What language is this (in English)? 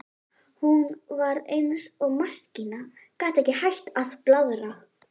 Icelandic